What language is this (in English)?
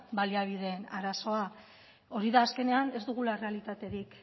Basque